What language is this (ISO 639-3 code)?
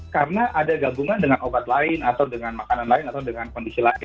ind